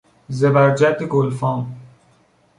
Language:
Persian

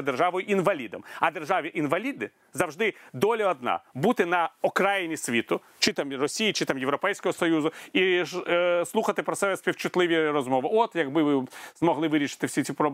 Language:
Ukrainian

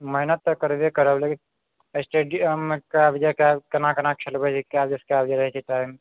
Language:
Maithili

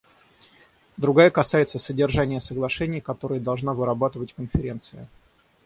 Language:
Russian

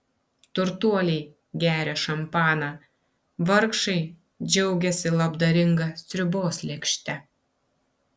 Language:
Lithuanian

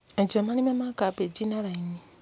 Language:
Kikuyu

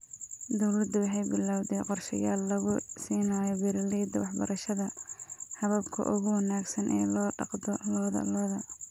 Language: Somali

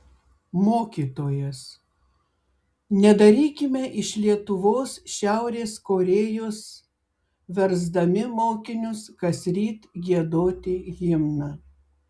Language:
Lithuanian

